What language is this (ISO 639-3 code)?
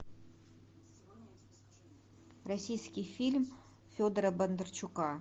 rus